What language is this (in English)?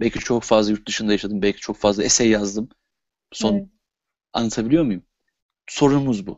Turkish